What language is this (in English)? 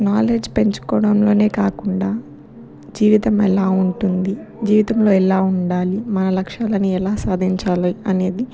Telugu